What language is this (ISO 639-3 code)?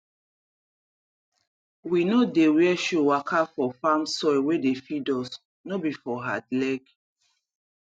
pcm